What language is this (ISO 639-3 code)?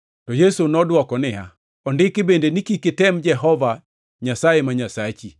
luo